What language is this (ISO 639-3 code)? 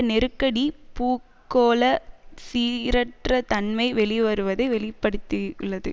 tam